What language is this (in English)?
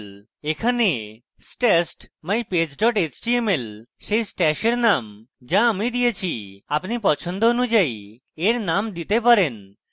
Bangla